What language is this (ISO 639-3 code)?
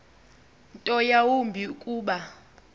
xho